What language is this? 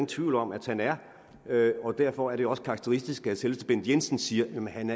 Danish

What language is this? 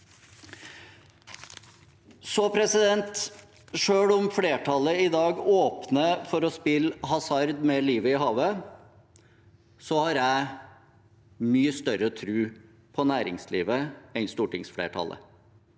Norwegian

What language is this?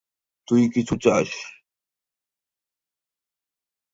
Bangla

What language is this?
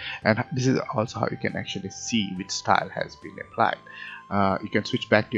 English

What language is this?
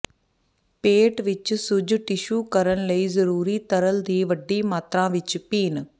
Punjabi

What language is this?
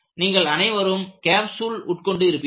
Tamil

